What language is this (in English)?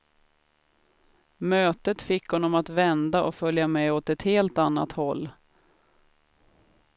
Swedish